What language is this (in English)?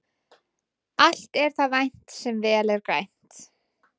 Icelandic